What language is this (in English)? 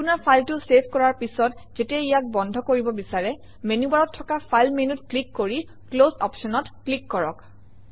Assamese